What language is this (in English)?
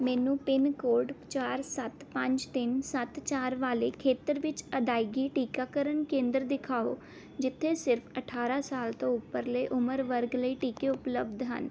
Punjabi